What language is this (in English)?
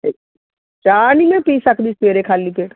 Punjabi